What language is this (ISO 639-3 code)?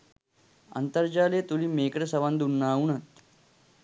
sin